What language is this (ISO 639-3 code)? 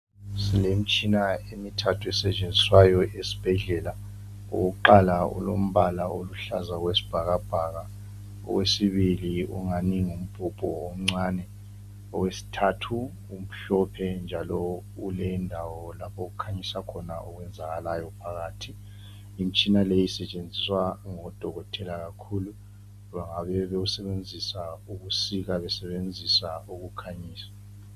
nde